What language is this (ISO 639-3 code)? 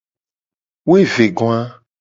gej